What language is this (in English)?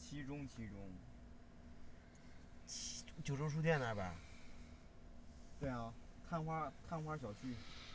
Chinese